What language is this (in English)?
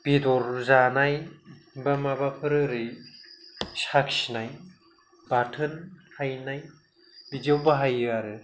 Bodo